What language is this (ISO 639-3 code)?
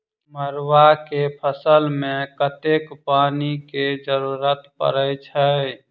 mai